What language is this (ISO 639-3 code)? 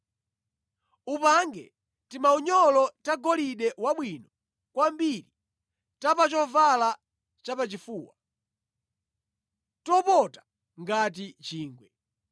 nya